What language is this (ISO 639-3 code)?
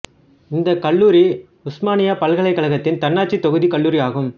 tam